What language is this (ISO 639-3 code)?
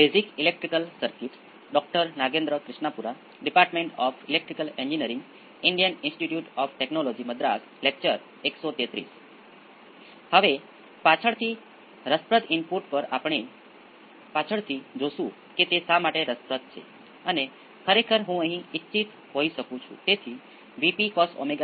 guj